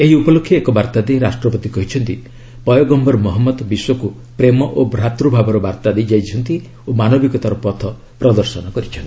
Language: Odia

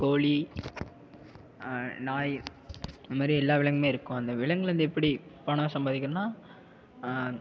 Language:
Tamil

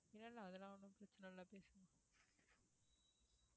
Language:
Tamil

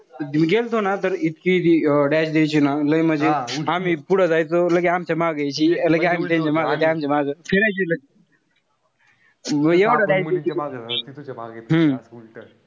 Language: Marathi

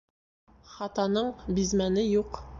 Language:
Bashkir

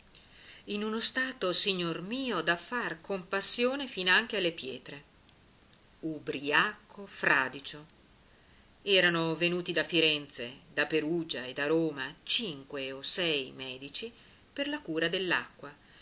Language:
Italian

